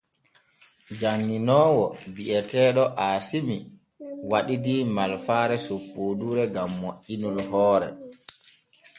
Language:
Borgu Fulfulde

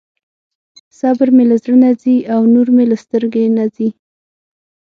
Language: Pashto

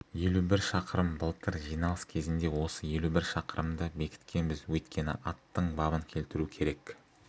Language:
Kazakh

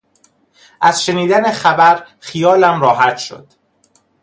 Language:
Persian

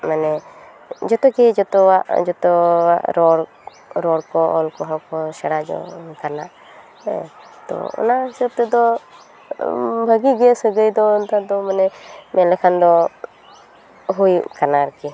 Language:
Santali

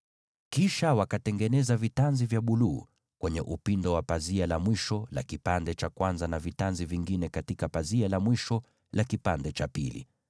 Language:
Swahili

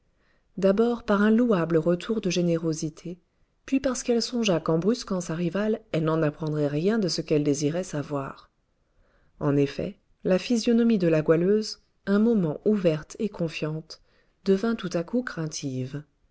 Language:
French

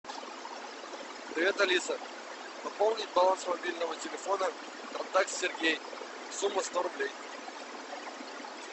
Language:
Russian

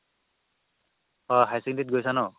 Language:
Assamese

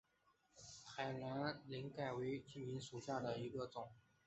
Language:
Chinese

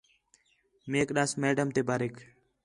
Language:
Khetrani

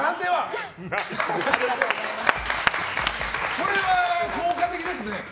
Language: Japanese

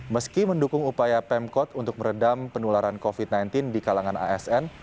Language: Indonesian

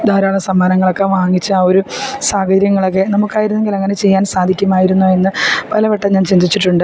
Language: Malayalam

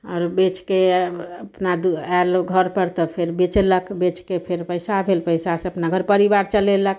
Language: Maithili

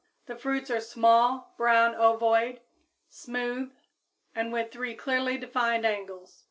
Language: English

